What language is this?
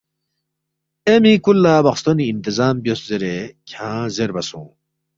Balti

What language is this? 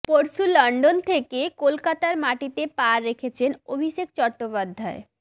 Bangla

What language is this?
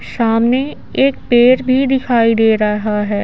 Hindi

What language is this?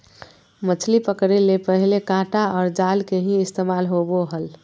Magahi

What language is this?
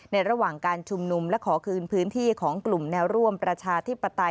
Thai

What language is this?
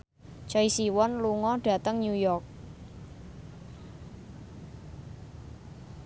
Javanese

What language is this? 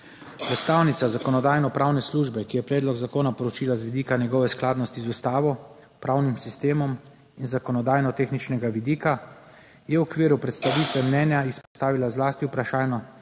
Slovenian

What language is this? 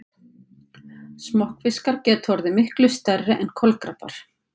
Icelandic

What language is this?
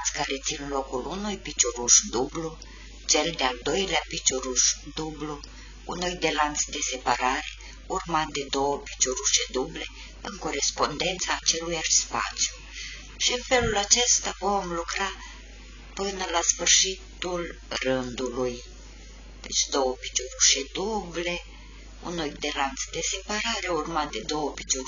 Romanian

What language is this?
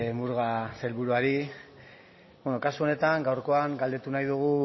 Basque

